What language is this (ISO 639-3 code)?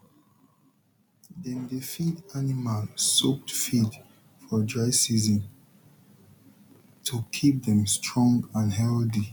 pcm